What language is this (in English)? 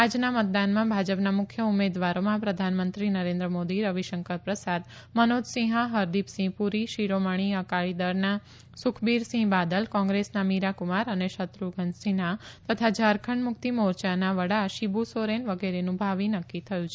Gujarati